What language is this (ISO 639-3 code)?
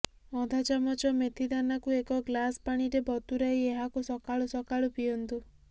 ori